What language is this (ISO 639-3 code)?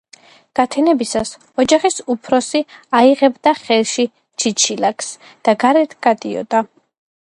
kat